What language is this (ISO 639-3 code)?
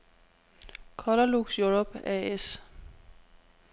dan